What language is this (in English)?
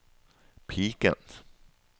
Norwegian